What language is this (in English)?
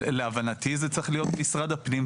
Hebrew